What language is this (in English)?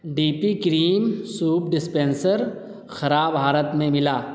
Urdu